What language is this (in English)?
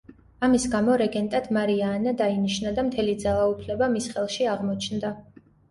Georgian